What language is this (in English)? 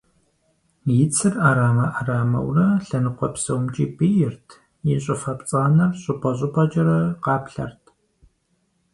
Kabardian